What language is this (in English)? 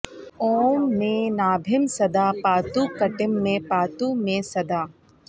Sanskrit